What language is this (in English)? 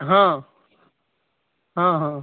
Maithili